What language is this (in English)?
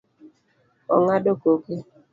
Luo (Kenya and Tanzania)